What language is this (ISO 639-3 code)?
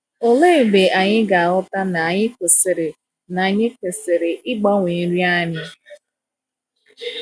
ibo